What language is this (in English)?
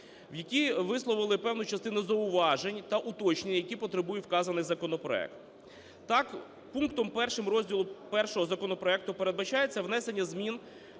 Ukrainian